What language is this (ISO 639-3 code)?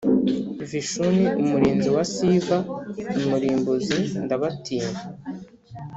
kin